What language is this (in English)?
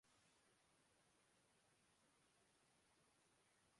Urdu